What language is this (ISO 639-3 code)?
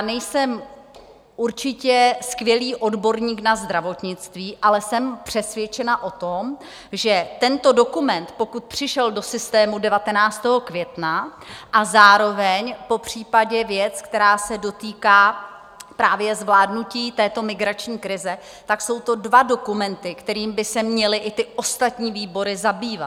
ces